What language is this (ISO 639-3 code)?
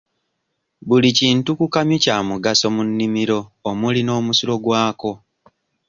lug